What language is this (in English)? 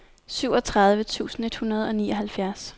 Danish